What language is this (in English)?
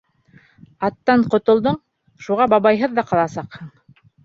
Bashkir